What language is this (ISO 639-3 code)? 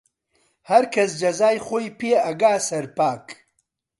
ckb